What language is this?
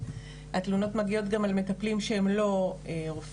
Hebrew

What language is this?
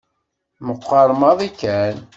Kabyle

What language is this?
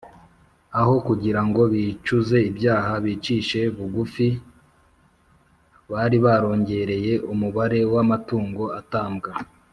Kinyarwanda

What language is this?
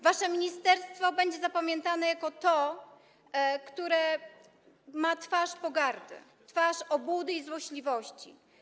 Polish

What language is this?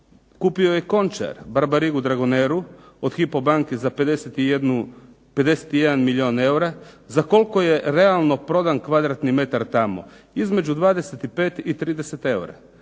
Croatian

